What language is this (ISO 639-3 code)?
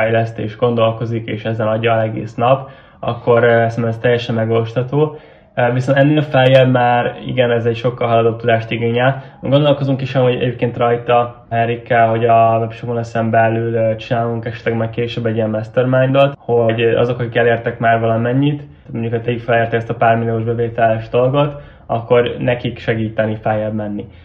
hun